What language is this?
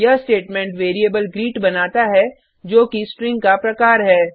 Hindi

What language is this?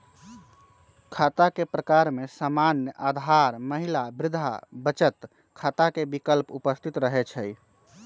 Magahi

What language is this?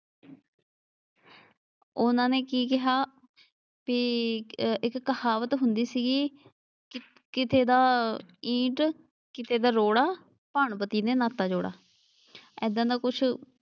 Punjabi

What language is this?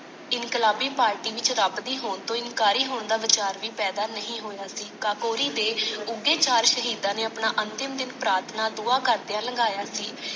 Punjabi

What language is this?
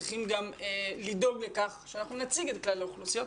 Hebrew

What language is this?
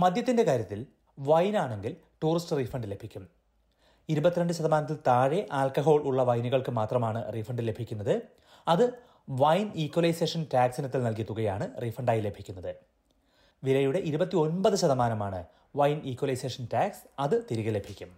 Malayalam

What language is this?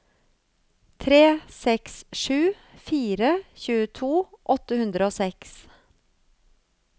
Norwegian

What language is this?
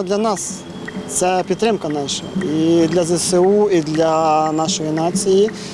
Ukrainian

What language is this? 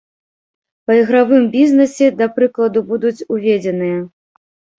Belarusian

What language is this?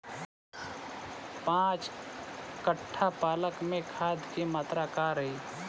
Bhojpuri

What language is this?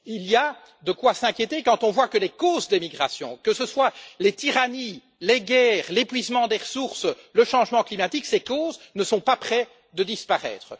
French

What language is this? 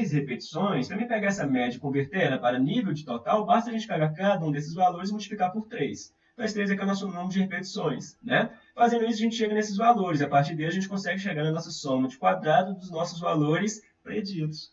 Portuguese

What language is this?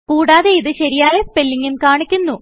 Malayalam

